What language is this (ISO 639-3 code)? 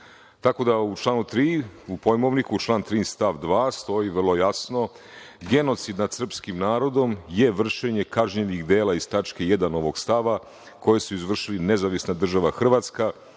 srp